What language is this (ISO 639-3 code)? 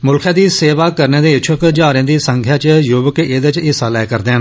doi